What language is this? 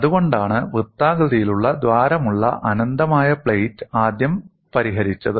Malayalam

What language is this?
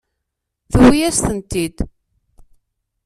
Kabyle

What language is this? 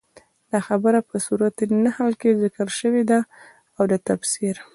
Pashto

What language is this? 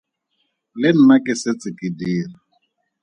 Tswana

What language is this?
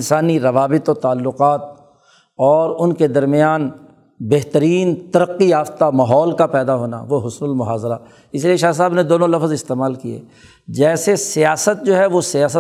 Urdu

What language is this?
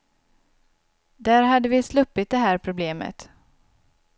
Swedish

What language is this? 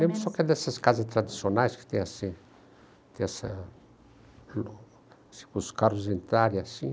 Portuguese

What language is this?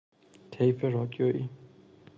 Persian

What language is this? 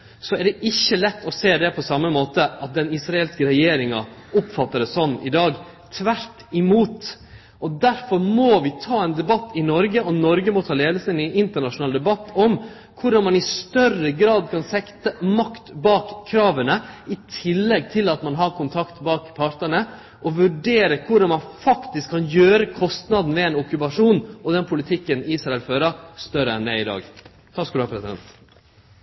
Norwegian Nynorsk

